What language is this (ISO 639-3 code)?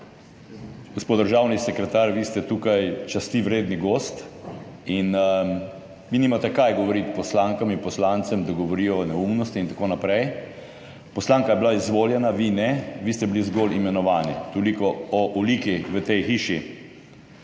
slv